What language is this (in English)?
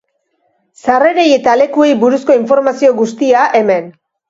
Basque